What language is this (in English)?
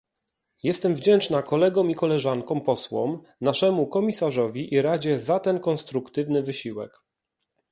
Polish